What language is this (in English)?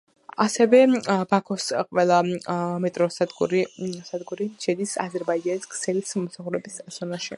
Georgian